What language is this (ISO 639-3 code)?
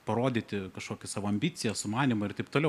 lit